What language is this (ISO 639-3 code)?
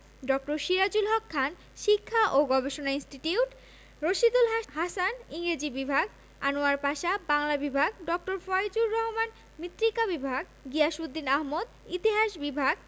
ben